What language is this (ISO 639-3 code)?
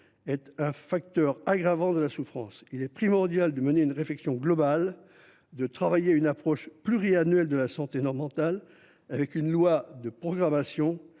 fra